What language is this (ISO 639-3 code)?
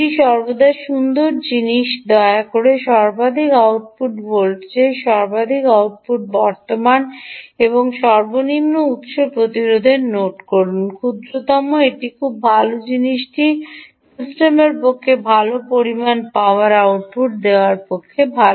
ben